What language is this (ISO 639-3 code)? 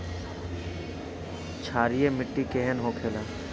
bho